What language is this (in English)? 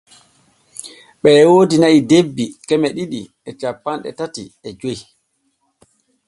Borgu Fulfulde